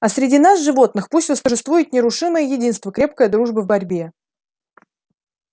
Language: Russian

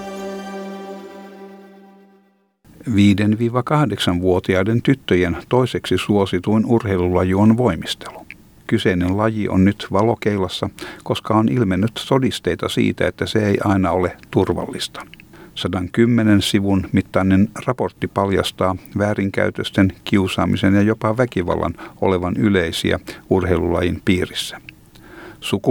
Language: Finnish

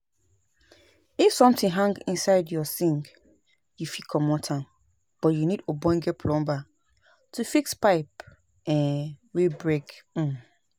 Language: Nigerian Pidgin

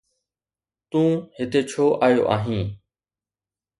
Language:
Sindhi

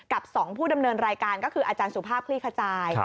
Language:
Thai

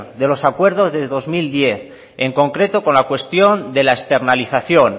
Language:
Spanish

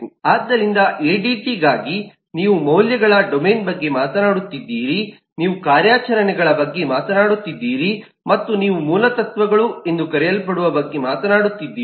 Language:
Kannada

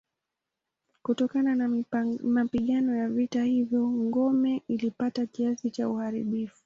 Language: Swahili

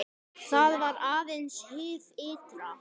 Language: Icelandic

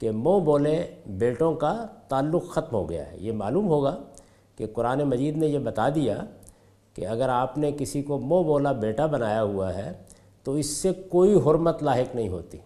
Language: Urdu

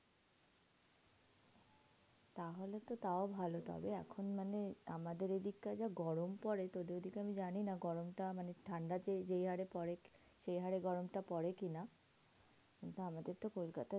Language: Bangla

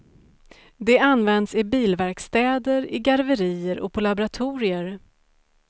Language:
Swedish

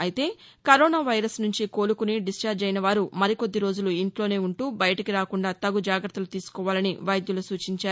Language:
Telugu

